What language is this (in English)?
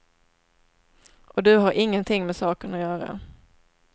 Swedish